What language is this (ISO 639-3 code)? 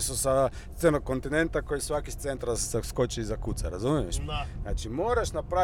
hrv